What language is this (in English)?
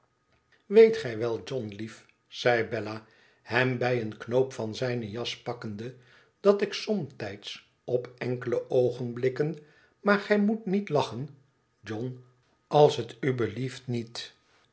Dutch